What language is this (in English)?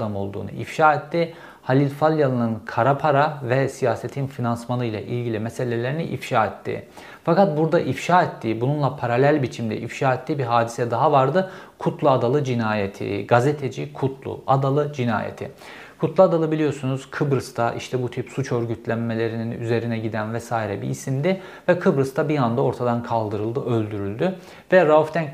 Turkish